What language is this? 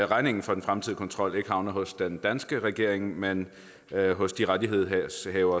Danish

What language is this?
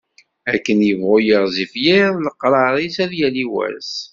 Kabyle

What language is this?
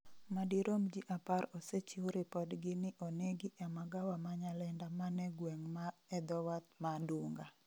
Luo (Kenya and Tanzania)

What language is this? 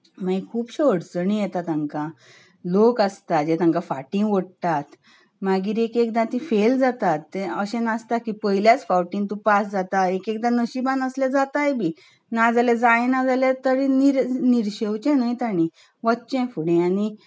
Konkani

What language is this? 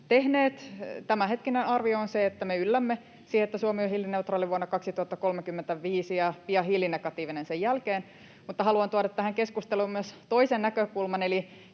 Finnish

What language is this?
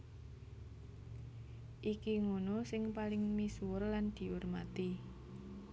Javanese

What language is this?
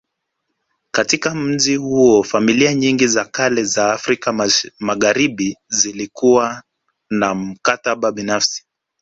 Swahili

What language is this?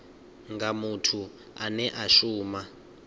Venda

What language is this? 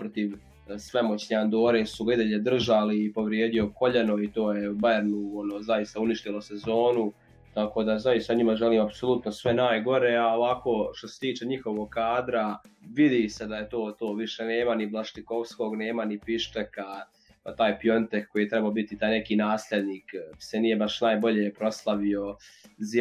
Croatian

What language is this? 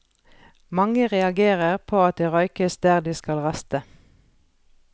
Norwegian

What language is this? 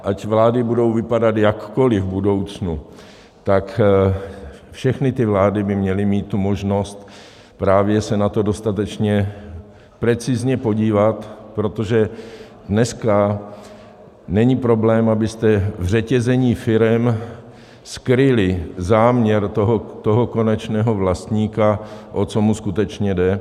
Czech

